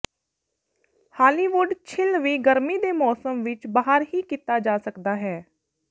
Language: Punjabi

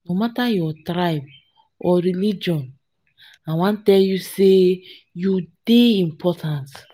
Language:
Nigerian Pidgin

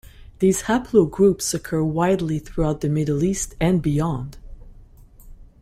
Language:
English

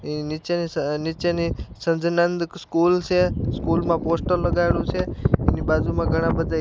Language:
Gujarati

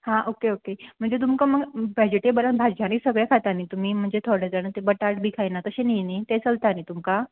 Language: Konkani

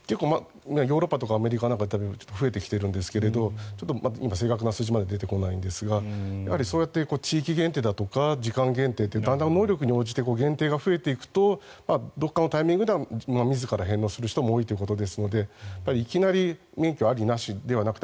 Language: Japanese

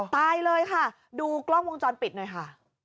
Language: Thai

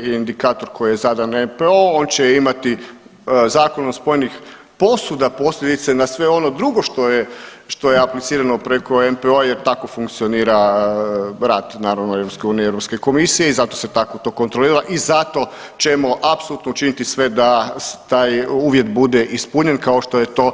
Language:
Croatian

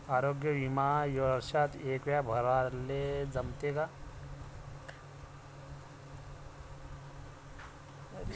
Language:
Marathi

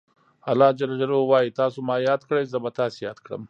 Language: Pashto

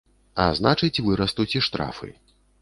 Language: Belarusian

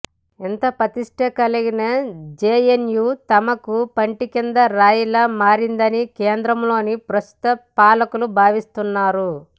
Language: Telugu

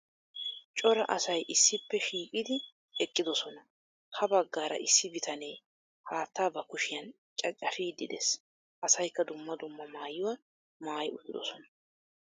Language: Wolaytta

